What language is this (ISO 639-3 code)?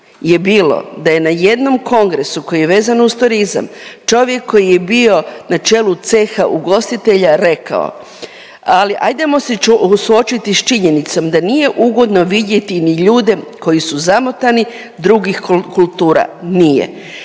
hrv